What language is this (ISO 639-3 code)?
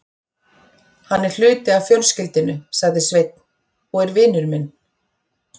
isl